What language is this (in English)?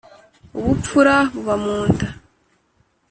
Kinyarwanda